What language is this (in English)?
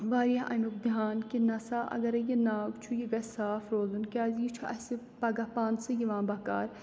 Kashmiri